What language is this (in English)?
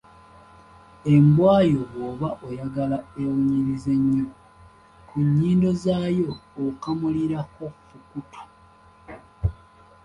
Ganda